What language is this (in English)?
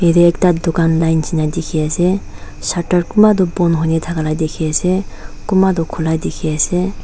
Naga Pidgin